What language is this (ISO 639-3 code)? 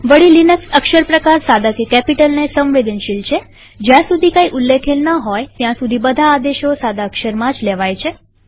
guj